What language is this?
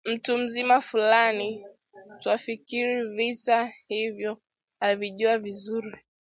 Swahili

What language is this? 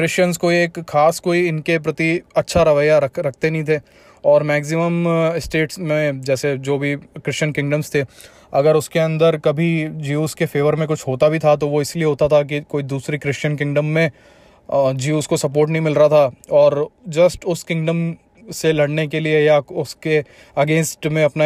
Hindi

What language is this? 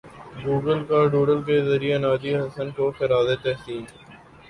Urdu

